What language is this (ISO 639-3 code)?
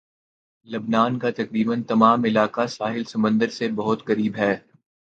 urd